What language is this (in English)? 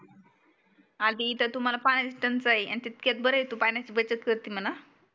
Marathi